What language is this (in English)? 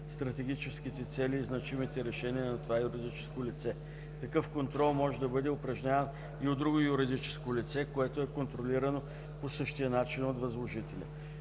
Bulgarian